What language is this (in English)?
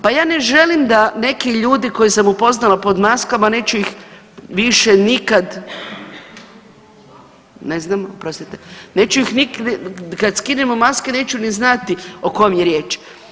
Croatian